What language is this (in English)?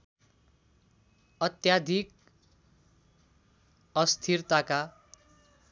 Nepali